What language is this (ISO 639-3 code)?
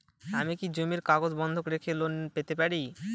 ben